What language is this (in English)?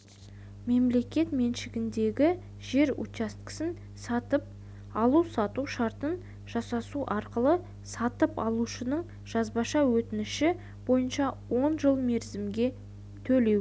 Kazakh